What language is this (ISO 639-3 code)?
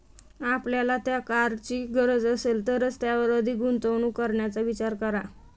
mar